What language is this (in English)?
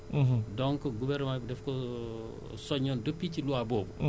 Wolof